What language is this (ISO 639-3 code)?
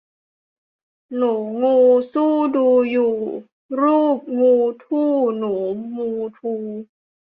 tha